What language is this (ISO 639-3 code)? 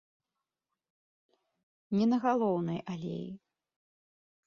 bel